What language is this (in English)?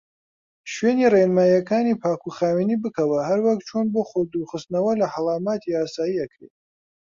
Central Kurdish